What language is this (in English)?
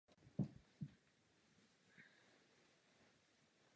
Czech